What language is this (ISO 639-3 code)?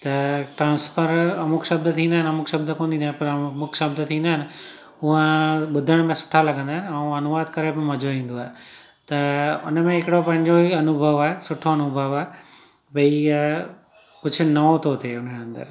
snd